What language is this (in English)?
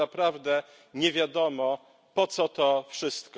Polish